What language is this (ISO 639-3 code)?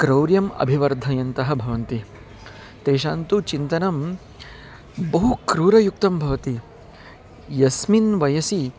san